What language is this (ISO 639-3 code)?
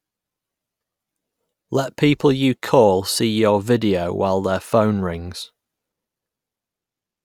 eng